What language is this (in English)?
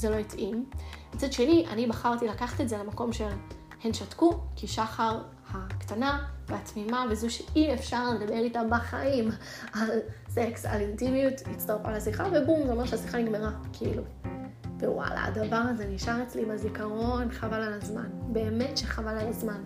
Hebrew